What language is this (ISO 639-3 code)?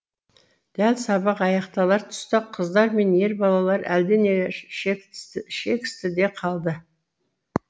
kaz